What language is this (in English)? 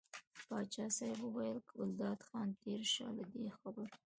Pashto